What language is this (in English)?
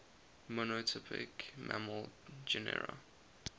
English